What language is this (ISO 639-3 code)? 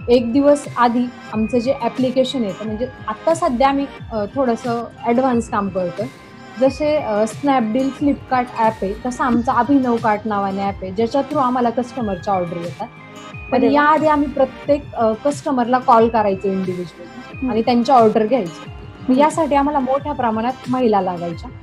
mar